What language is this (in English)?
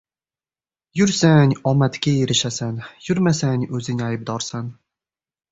Uzbek